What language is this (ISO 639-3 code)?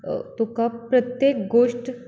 kok